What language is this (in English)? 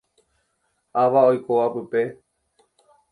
Guarani